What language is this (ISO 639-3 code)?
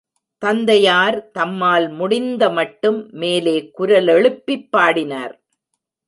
tam